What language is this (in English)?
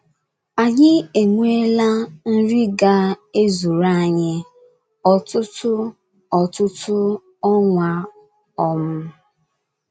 Igbo